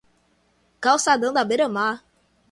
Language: Portuguese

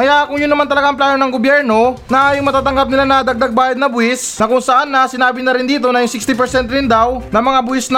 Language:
Filipino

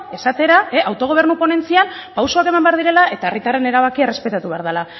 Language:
Basque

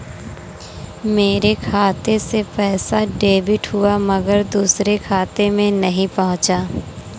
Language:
Hindi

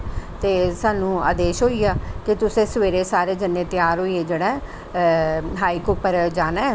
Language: Dogri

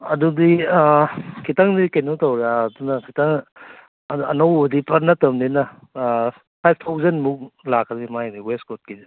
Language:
Manipuri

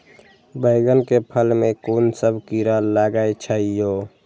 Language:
Maithili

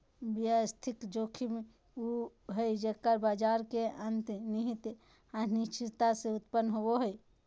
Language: Magahi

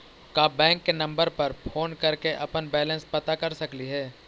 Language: Magahi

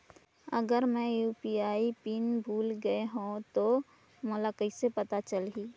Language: Chhattisgarhi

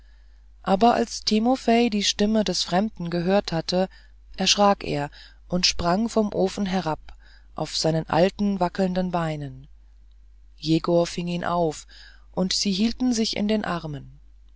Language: German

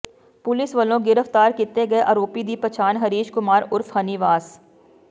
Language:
Punjabi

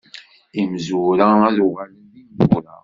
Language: Kabyle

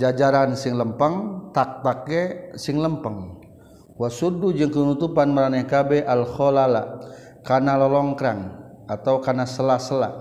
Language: Malay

